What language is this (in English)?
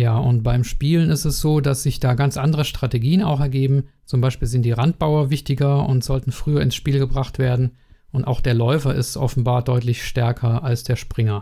German